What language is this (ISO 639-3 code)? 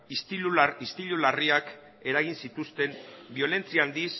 eus